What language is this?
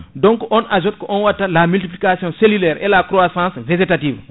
Fula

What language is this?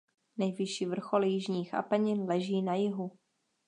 Czech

